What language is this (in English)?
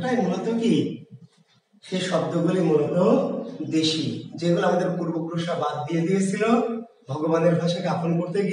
Hindi